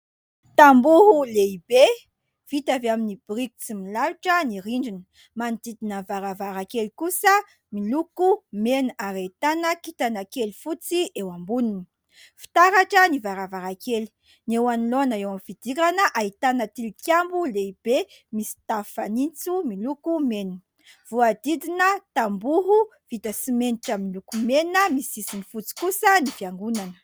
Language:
Malagasy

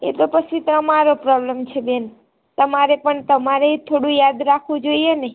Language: Gujarati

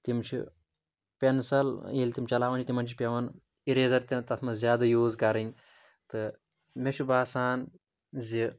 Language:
Kashmiri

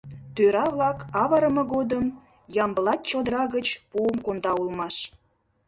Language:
Mari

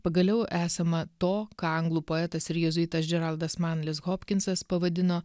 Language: Lithuanian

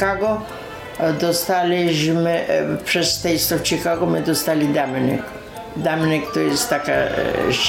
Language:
Polish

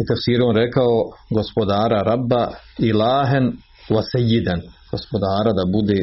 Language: Croatian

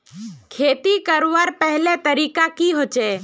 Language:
Magahi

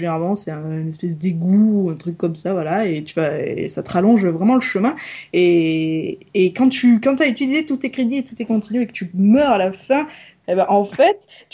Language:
French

